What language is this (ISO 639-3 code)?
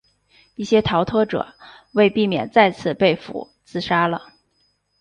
zho